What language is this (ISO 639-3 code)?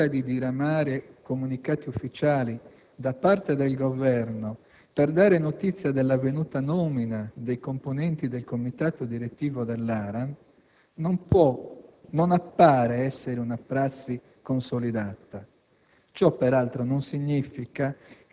ita